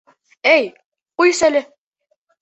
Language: Bashkir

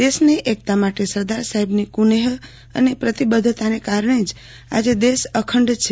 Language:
Gujarati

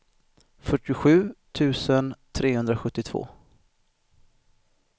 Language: Swedish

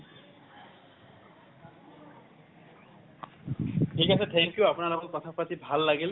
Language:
Assamese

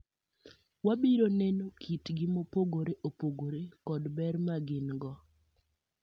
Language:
Luo (Kenya and Tanzania)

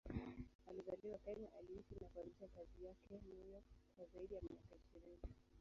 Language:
Swahili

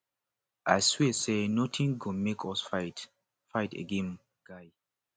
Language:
Nigerian Pidgin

